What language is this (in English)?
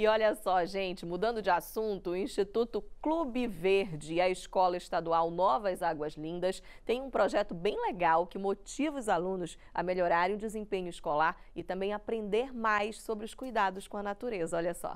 Portuguese